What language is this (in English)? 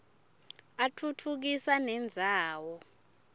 Swati